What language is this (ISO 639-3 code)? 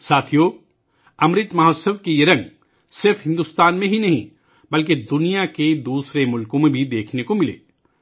urd